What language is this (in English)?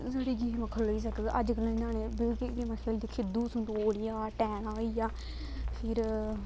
Dogri